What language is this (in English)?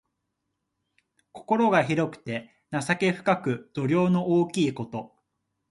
Japanese